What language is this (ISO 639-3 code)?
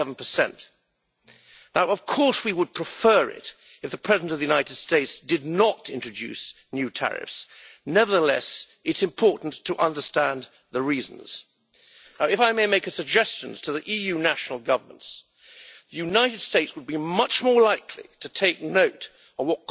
eng